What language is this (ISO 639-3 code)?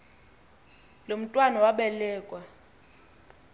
xho